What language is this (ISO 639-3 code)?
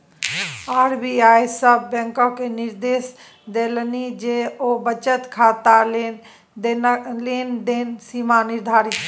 mai